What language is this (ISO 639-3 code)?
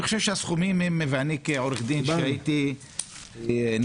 heb